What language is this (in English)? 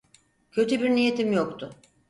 Turkish